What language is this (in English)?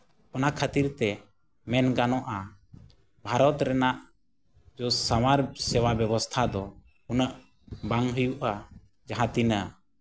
Santali